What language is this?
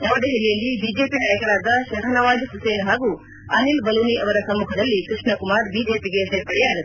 Kannada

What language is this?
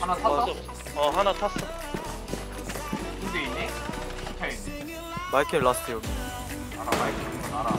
Korean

